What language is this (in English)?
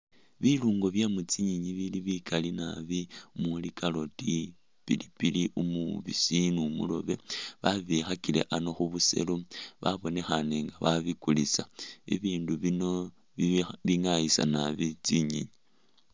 Masaaba